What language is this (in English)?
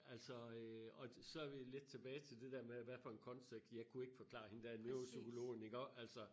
Danish